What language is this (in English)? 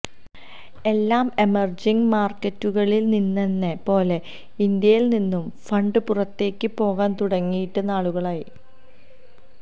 Malayalam